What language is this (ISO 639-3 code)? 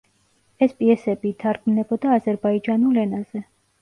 kat